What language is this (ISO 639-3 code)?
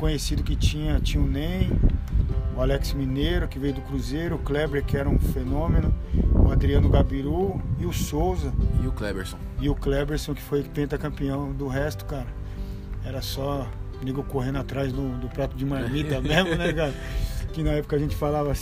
por